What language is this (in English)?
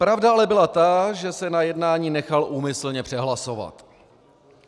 Czech